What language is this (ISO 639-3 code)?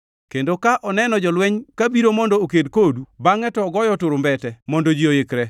luo